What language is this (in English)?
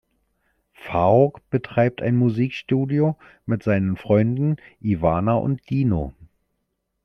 German